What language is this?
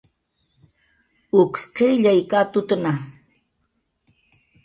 Jaqaru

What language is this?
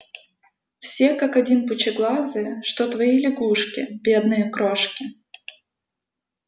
Russian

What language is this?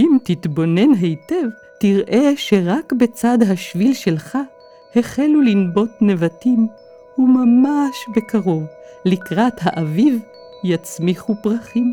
Hebrew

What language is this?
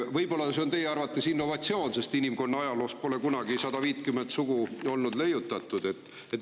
Estonian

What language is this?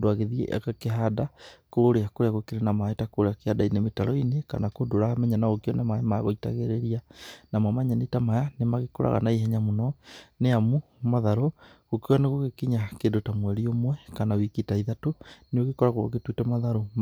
Kikuyu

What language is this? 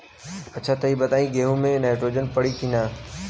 Bhojpuri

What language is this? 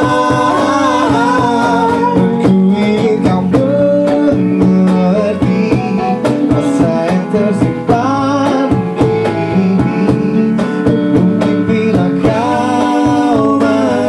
Indonesian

